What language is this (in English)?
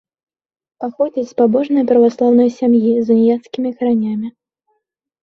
Belarusian